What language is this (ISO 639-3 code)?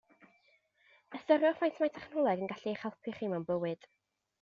cym